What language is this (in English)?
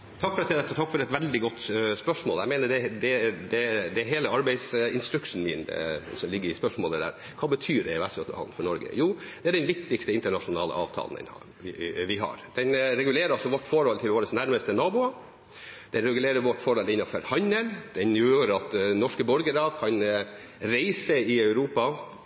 Norwegian Bokmål